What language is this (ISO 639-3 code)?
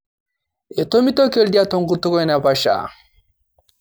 mas